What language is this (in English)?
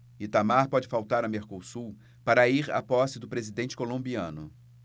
Portuguese